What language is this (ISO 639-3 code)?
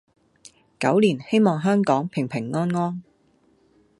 yue